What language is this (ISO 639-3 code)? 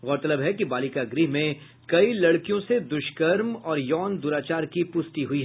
hin